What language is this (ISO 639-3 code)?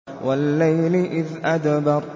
ara